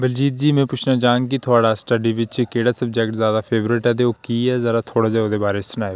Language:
Dogri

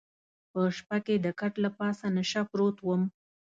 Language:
Pashto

